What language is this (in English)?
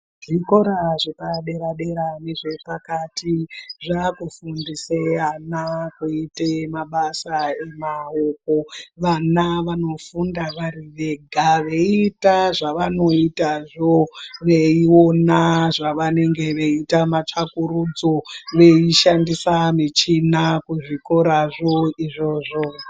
Ndau